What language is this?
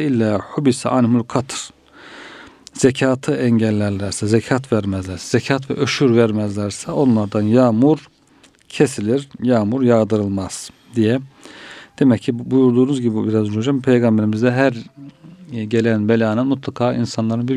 Turkish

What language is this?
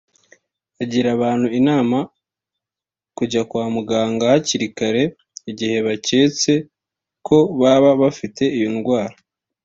Kinyarwanda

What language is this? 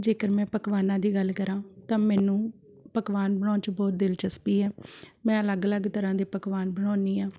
Punjabi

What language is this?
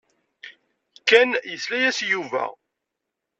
Kabyle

